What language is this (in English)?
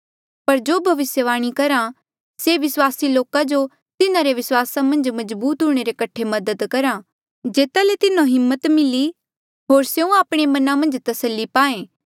Mandeali